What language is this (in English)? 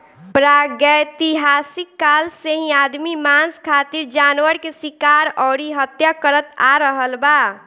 Bhojpuri